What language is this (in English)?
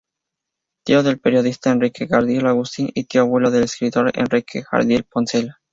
Spanish